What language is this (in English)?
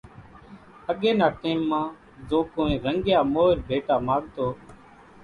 Kachi Koli